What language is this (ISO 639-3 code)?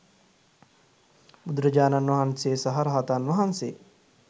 sin